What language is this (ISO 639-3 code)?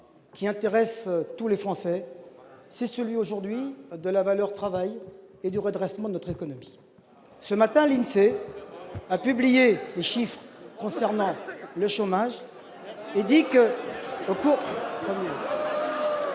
fra